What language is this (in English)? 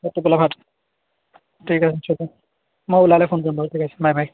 Assamese